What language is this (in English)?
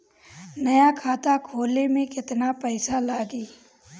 Bhojpuri